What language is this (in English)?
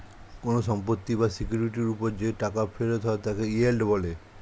Bangla